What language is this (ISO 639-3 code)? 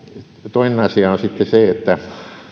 fin